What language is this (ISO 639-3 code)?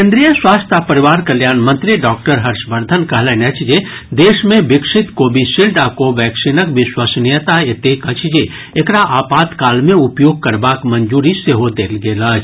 mai